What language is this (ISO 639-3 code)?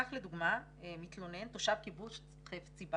heb